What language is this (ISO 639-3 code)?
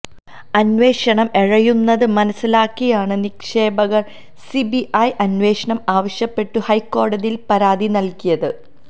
mal